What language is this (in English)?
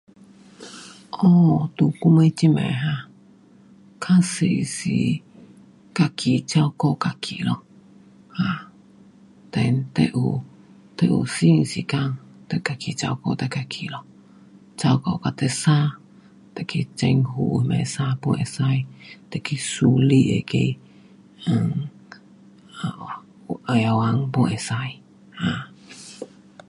Pu-Xian Chinese